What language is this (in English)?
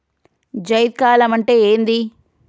Telugu